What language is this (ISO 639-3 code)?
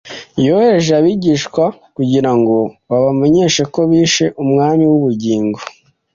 kin